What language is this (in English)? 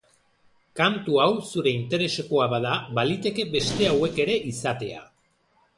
Basque